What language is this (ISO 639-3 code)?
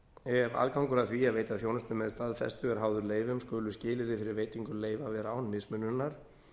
isl